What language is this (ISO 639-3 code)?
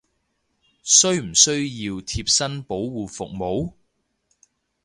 yue